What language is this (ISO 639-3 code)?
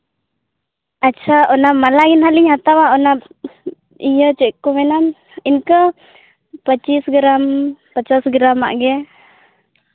sat